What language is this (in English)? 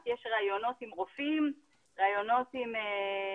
Hebrew